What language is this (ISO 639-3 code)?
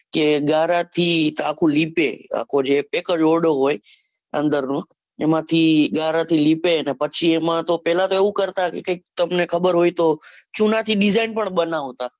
guj